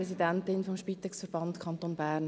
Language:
Swiss German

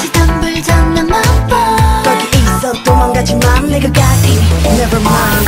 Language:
Korean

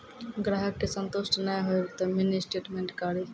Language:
Maithili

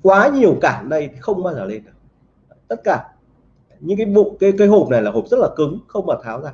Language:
Vietnamese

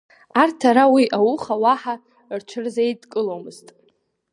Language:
Abkhazian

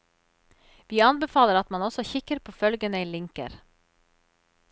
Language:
Norwegian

